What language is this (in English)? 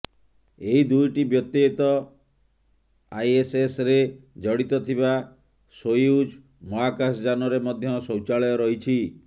Odia